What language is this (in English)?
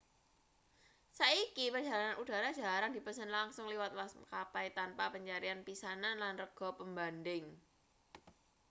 Javanese